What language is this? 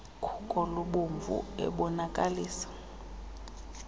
Xhosa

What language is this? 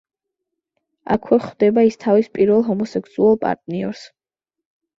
Georgian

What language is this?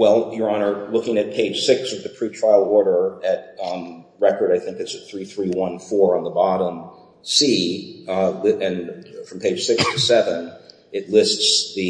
English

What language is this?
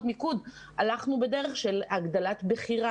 Hebrew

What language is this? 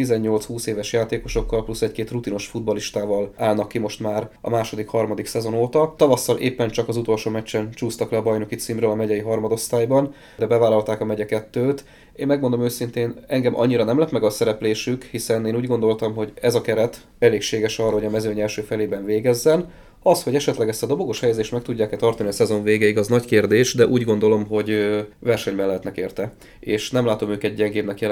Hungarian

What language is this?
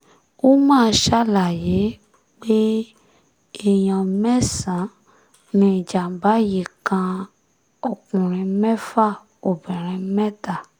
Yoruba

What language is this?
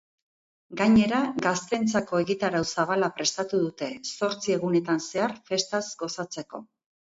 Basque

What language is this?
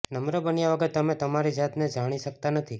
Gujarati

